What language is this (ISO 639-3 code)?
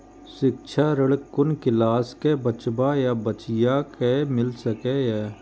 mai